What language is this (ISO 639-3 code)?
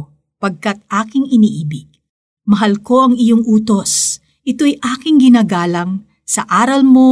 fil